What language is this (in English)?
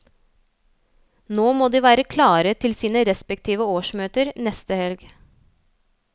Norwegian